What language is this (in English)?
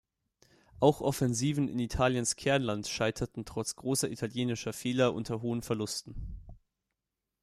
German